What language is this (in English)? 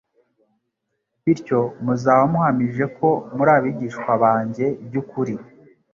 Kinyarwanda